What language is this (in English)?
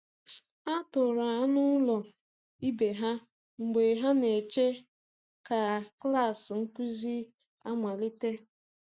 Igbo